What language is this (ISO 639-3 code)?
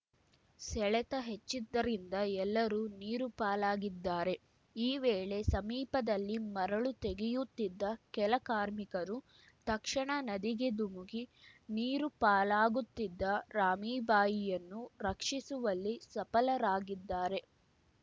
kan